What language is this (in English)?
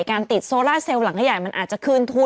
Thai